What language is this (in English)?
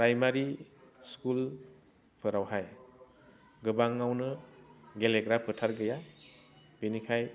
Bodo